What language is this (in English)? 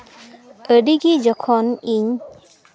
Santali